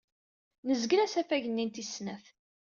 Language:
Kabyle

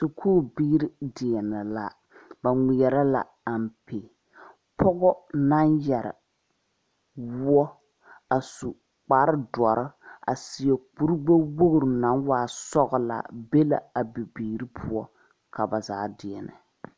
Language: Southern Dagaare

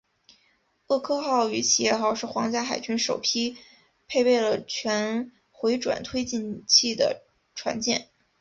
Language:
Chinese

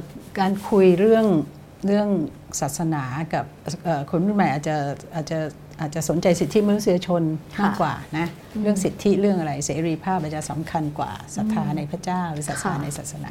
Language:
Thai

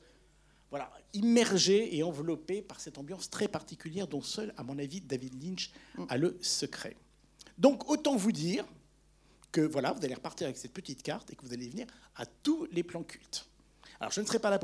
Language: French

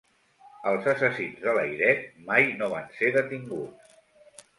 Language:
Catalan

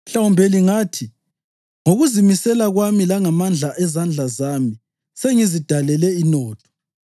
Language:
North Ndebele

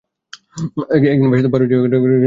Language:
Bangla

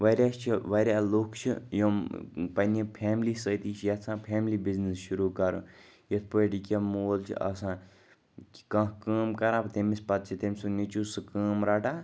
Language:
Kashmiri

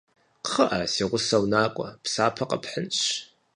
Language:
Kabardian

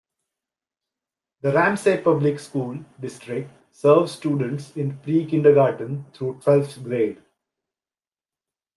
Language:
English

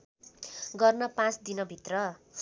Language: Nepali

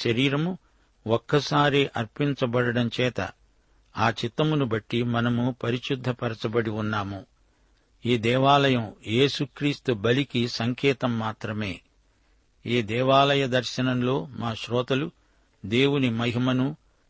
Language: Telugu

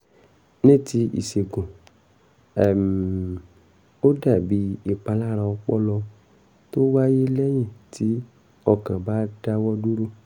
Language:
Yoruba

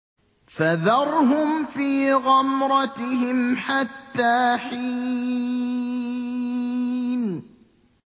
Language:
Arabic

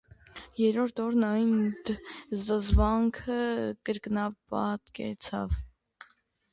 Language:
Armenian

